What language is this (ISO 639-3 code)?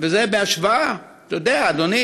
heb